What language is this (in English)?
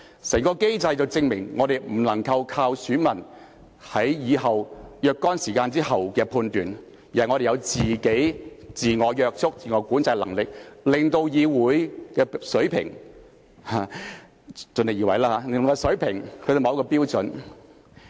Cantonese